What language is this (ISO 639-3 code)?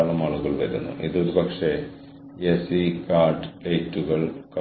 mal